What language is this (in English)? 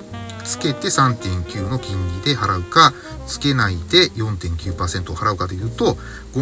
Japanese